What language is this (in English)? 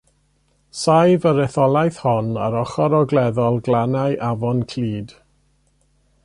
Welsh